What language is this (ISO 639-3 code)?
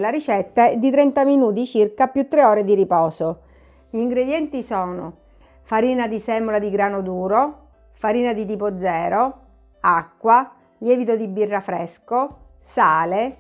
ita